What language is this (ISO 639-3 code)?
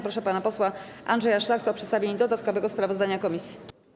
pol